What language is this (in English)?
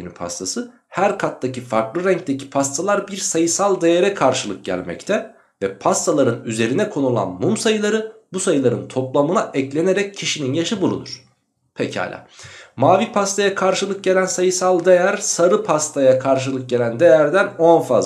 Turkish